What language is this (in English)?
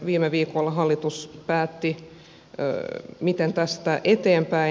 Finnish